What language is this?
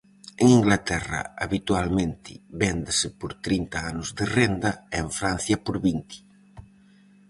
Galician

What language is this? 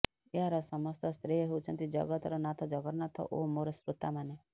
Odia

